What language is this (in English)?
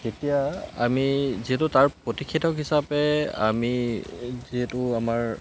Assamese